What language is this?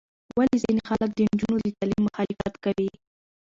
Pashto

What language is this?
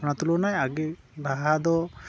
Santali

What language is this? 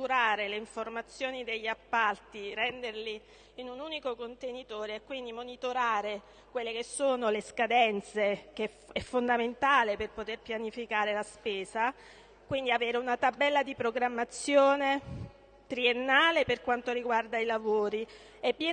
Italian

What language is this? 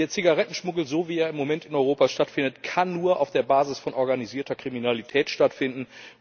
German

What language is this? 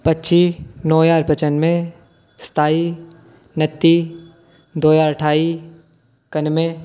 Dogri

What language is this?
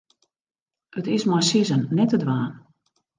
Western Frisian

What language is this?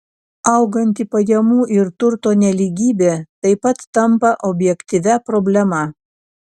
Lithuanian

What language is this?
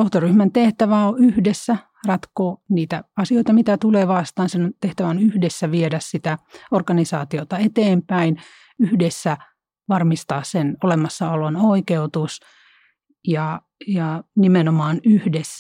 Finnish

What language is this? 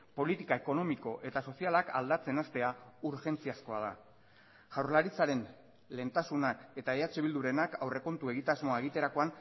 Basque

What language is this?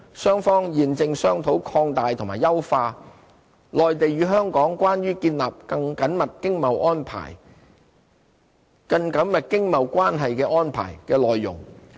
Cantonese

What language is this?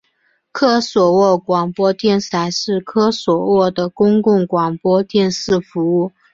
Chinese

